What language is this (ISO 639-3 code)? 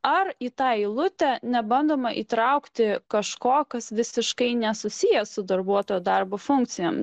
lit